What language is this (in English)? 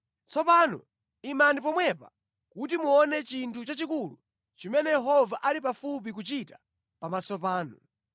Nyanja